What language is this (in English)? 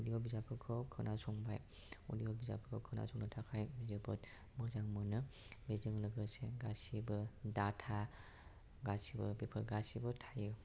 Bodo